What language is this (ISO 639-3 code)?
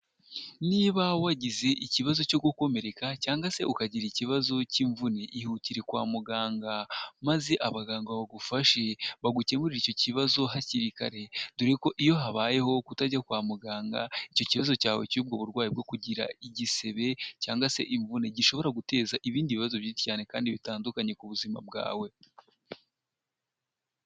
kin